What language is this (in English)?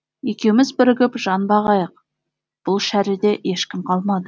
Kazakh